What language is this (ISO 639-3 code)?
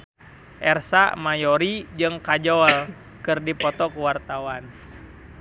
sun